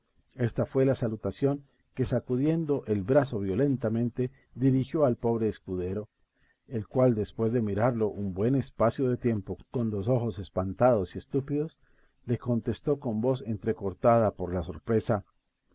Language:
Spanish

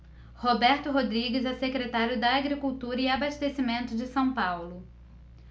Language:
Portuguese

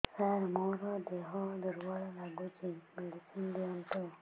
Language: Odia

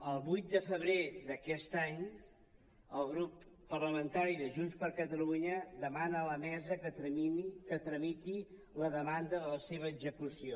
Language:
Catalan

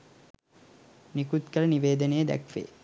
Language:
Sinhala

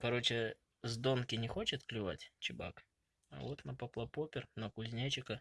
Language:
Russian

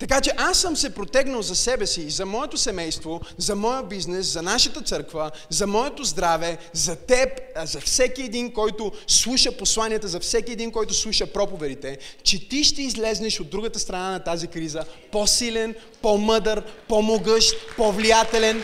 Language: Bulgarian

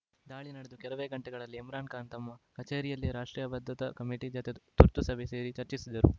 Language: Kannada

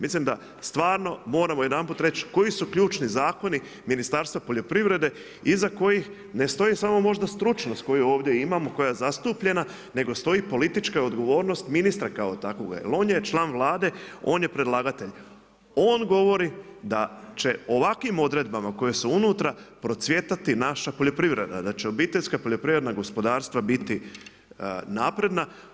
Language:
Croatian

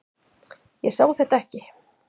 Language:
Icelandic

